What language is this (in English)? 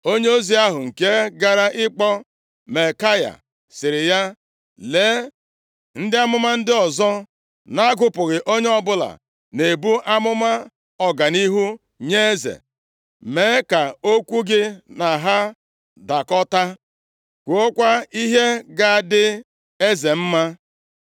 Igbo